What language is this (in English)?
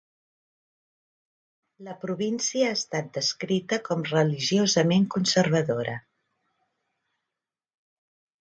Catalan